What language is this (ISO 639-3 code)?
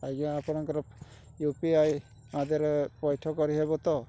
ori